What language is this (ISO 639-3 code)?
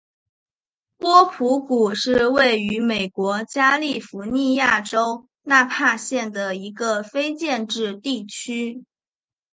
zho